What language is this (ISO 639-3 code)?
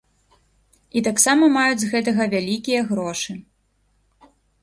bel